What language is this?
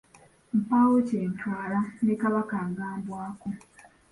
Ganda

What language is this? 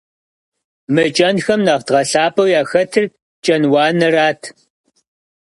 Kabardian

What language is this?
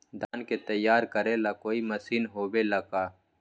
Magahi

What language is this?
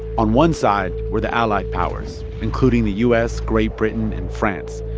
English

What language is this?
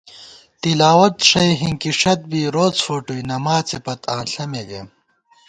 Gawar-Bati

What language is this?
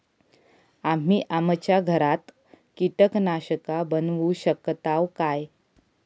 Marathi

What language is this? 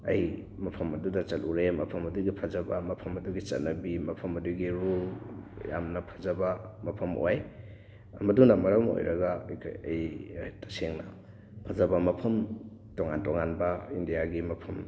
Manipuri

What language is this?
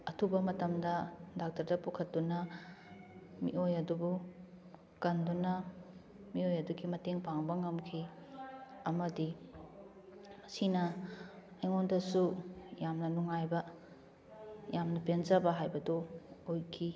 Manipuri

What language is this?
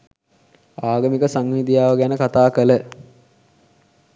Sinhala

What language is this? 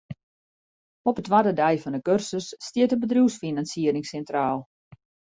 Western Frisian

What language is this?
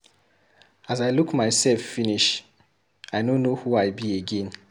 Nigerian Pidgin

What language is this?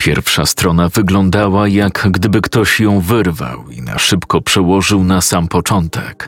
Polish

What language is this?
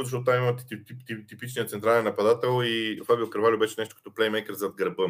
Bulgarian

